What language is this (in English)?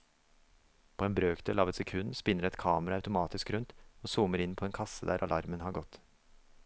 Norwegian